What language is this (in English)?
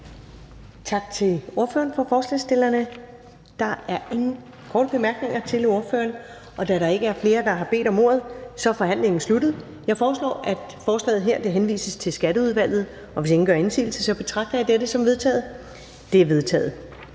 Danish